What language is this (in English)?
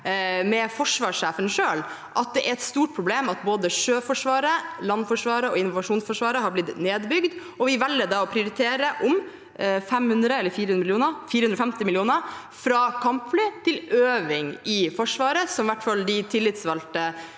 Norwegian